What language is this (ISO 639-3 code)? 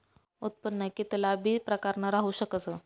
mar